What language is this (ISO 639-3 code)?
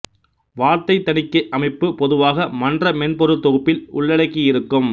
tam